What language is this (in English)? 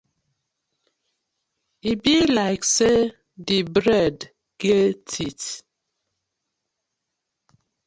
Nigerian Pidgin